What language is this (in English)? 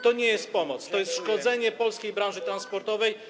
Polish